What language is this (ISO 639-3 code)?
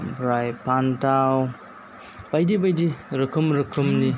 brx